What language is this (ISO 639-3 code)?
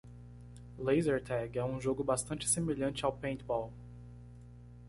por